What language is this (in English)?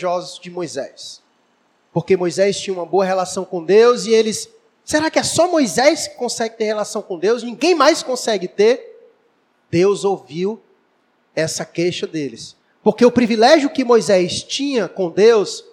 Portuguese